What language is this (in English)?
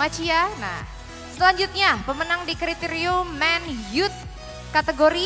Indonesian